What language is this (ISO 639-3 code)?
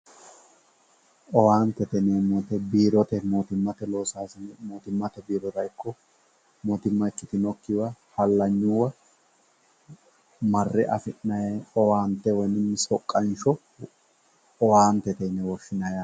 sid